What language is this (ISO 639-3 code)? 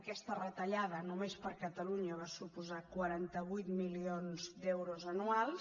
cat